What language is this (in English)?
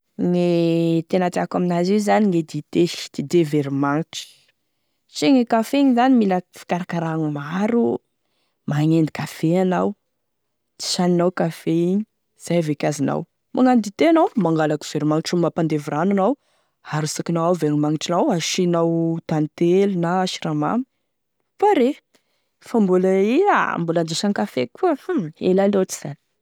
Tesaka Malagasy